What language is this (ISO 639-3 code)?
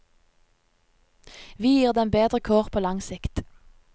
nor